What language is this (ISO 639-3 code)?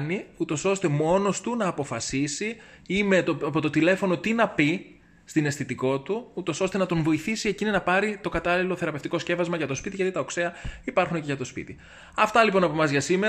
ell